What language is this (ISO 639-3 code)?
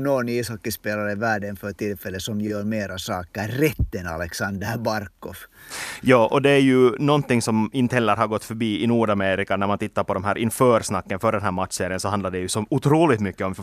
swe